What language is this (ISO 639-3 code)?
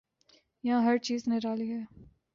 urd